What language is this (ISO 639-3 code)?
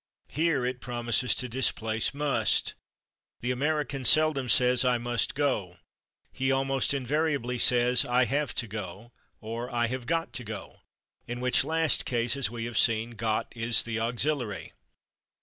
eng